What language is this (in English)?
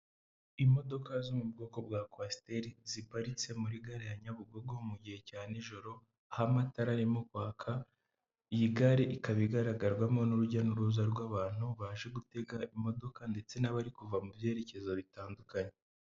Kinyarwanda